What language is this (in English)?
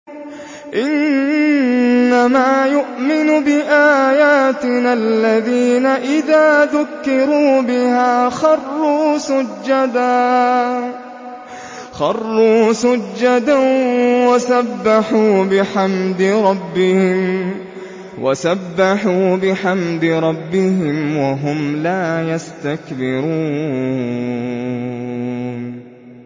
Arabic